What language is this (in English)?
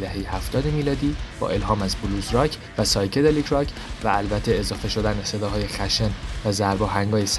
Persian